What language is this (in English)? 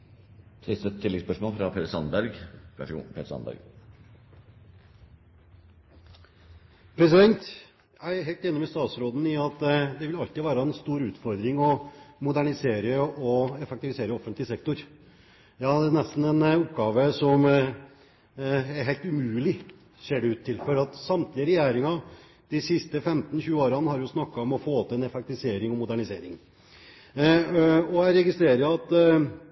Norwegian